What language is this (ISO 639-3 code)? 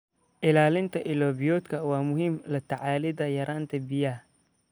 som